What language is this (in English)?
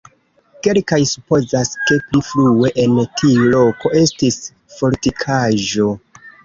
Esperanto